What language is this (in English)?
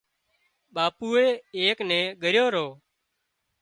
Wadiyara Koli